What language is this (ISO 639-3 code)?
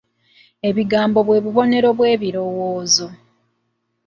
lug